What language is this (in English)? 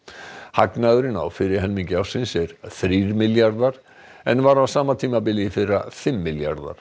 Icelandic